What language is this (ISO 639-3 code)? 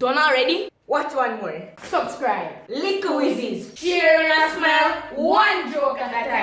eng